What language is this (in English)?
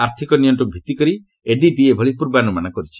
Odia